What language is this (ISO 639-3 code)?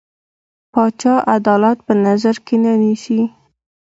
pus